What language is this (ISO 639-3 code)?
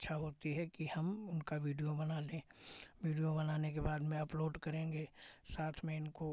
hin